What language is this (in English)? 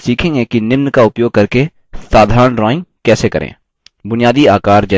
Hindi